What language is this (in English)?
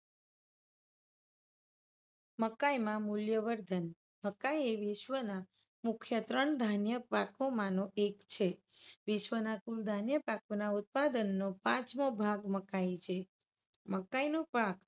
Gujarati